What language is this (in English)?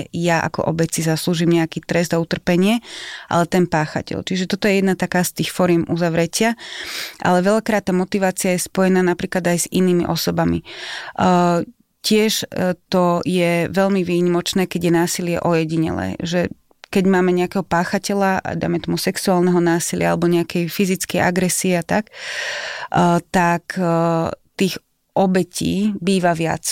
Slovak